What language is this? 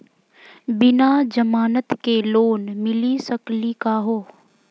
Magahi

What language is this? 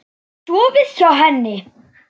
Icelandic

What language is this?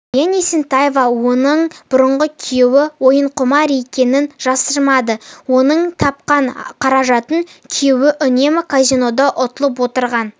Kazakh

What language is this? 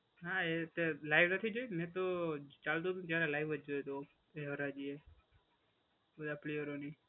Gujarati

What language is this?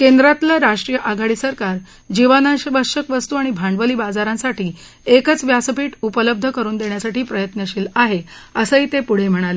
Marathi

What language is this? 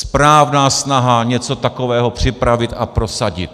Czech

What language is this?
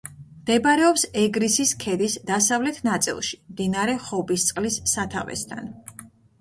Georgian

